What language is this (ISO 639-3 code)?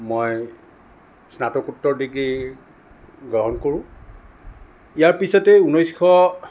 asm